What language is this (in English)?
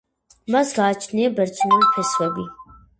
Georgian